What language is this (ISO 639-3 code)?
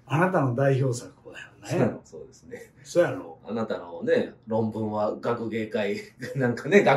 jpn